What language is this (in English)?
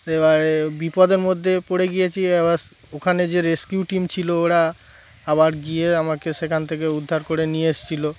Bangla